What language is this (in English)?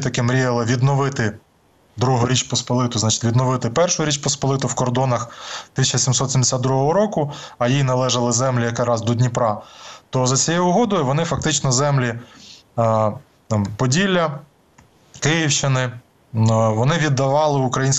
Ukrainian